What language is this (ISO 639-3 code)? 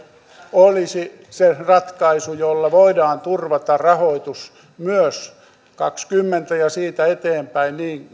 fin